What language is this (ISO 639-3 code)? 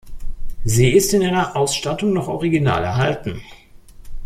deu